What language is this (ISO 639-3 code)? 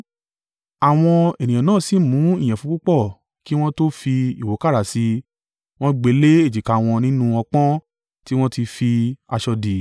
yor